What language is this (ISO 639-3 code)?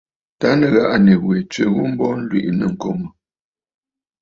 bfd